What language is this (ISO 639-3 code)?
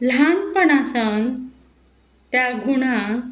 kok